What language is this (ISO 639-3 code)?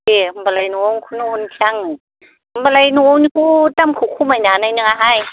brx